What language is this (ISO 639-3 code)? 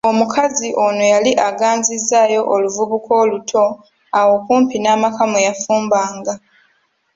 lug